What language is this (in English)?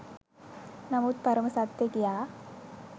Sinhala